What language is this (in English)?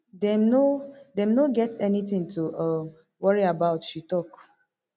Nigerian Pidgin